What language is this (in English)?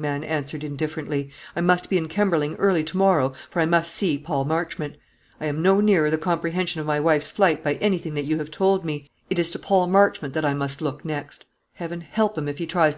English